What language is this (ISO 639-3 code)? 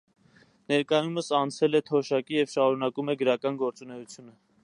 hye